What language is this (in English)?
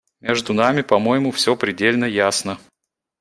Russian